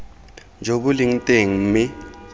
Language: Tswana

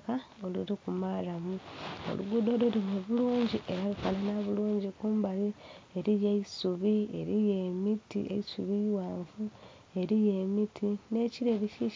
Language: Soga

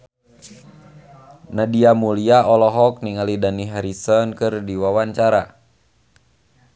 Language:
Sundanese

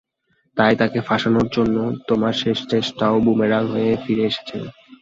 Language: Bangla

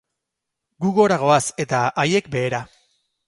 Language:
Basque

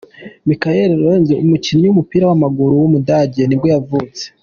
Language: Kinyarwanda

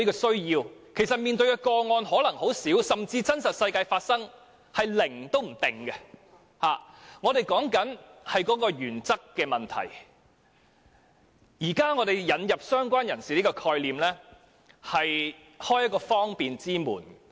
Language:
Cantonese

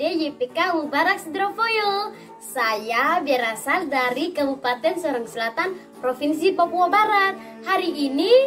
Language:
Indonesian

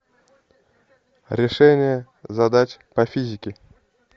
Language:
Russian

